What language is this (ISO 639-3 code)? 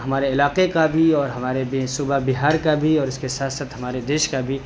urd